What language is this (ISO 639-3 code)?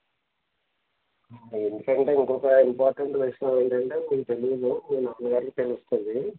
tel